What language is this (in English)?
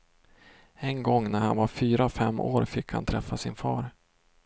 Swedish